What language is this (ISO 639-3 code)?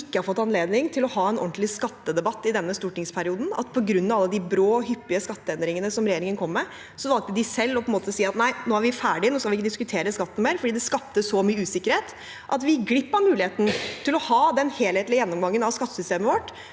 nor